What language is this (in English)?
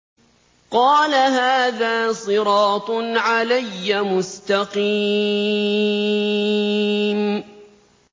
Arabic